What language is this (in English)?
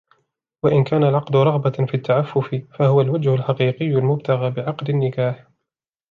Arabic